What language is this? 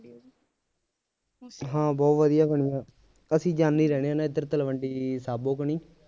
Punjabi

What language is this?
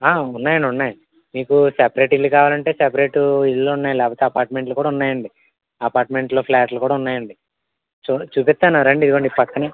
Telugu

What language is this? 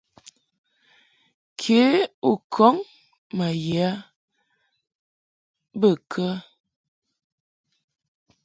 Mungaka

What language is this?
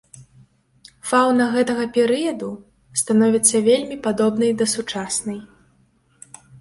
Belarusian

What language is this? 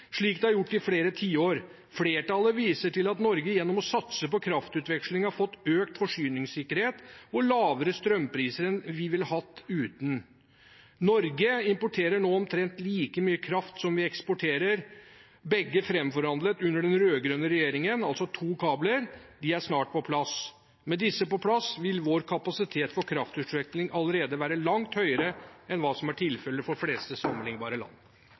Norwegian Bokmål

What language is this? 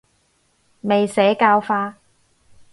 Cantonese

